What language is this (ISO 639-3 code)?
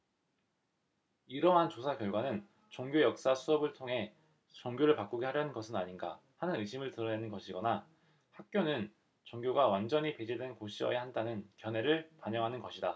kor